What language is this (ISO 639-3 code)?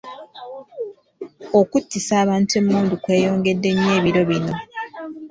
lug